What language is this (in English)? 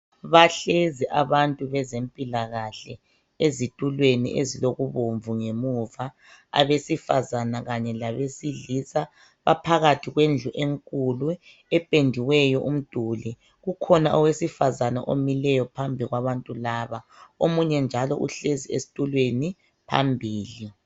North Ndebele